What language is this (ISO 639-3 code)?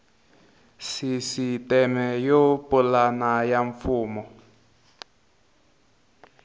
tso